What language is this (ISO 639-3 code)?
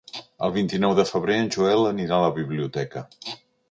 cat